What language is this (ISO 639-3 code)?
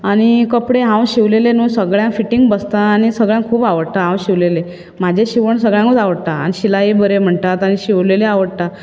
kok